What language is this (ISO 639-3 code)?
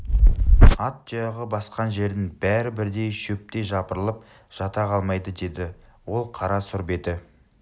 kaz